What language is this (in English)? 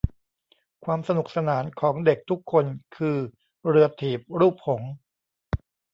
Thai